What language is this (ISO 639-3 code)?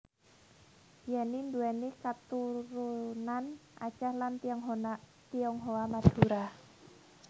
jav